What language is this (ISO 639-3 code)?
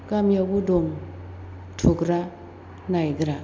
brx